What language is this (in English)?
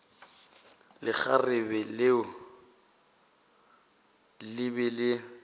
Northern Sotho